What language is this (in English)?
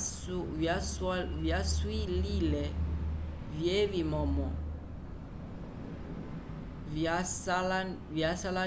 Umbundu